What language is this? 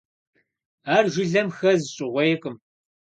Kabardian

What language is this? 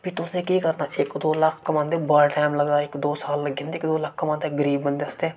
Dogri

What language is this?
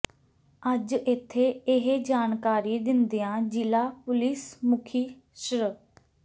Punjabi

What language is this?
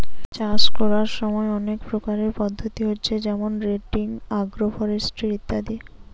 Bangla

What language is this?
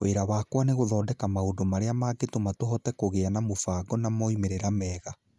Kikuyu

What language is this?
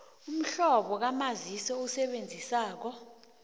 South Ndebele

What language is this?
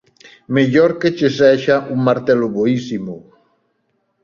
Galician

